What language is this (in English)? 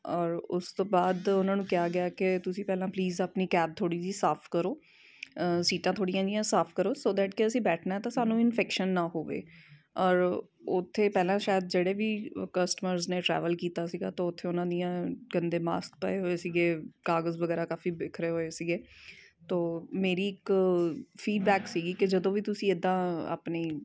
Punjabi